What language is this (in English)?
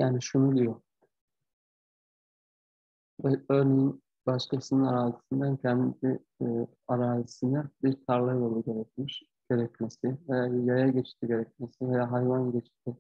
Turkish